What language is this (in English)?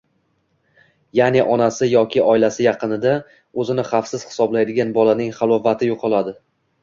Uzbek